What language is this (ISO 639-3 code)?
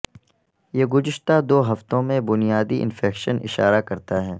urd